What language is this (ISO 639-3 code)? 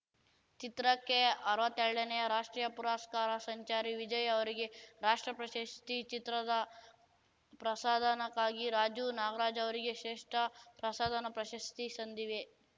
kan